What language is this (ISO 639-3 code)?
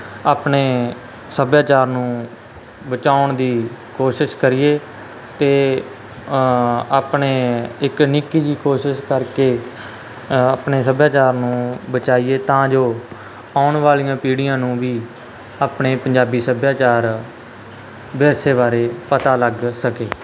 pan